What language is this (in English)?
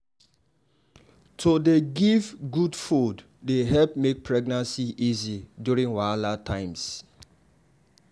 Nigerian Pidgin